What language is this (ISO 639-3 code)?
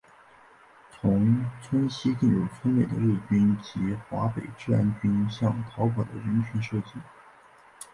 zho